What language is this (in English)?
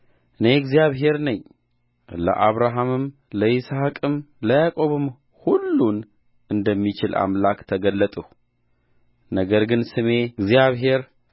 Amharic